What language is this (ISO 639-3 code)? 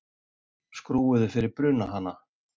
isl